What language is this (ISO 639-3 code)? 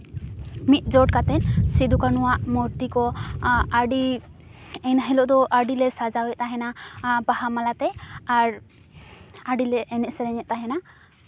sat